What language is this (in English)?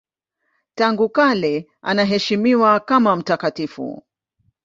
Swahili